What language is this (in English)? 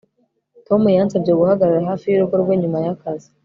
Kinyarwanda